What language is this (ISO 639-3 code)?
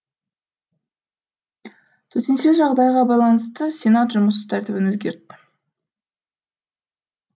kaz